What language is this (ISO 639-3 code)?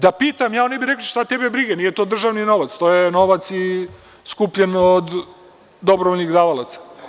srp